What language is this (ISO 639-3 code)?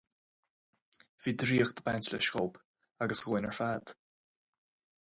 gle